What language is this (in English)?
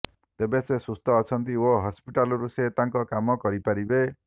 Odia